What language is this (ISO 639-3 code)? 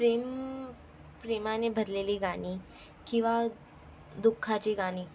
mar